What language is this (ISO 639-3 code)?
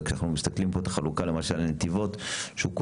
heb